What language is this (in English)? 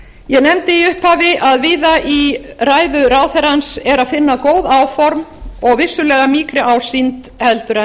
Icelandic